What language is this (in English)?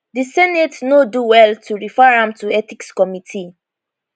Nigerian Pidgin